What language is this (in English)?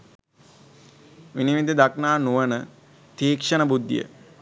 Sinhala